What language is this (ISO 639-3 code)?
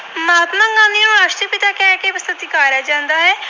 pan